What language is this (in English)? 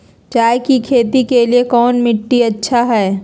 Magahi